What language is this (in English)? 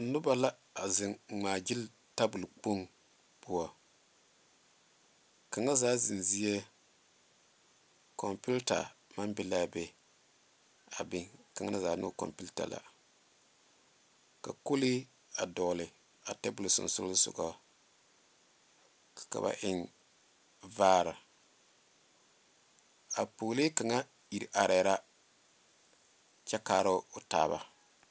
Southern Dagaare